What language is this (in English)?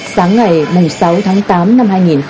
Vietnamese